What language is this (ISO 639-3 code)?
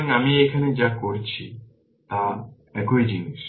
ben